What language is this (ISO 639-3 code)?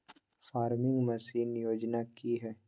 mag